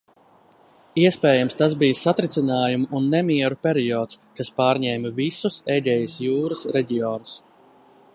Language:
Latvian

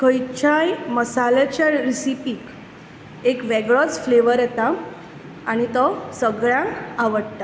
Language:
Konkani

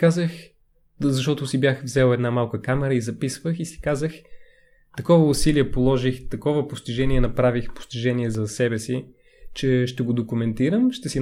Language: Bulgarian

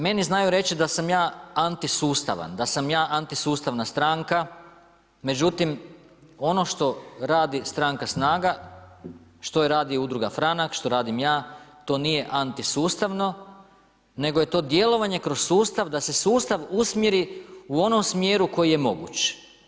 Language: Croatian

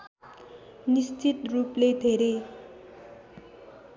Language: Nepali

